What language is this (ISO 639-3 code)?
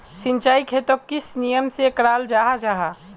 mag